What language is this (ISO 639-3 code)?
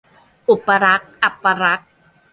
tha